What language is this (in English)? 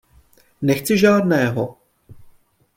Czech